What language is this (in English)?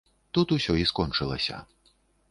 Belarusian